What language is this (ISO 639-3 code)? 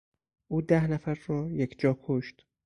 fas